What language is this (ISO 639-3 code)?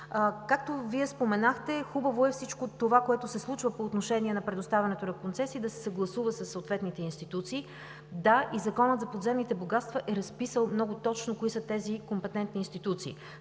bul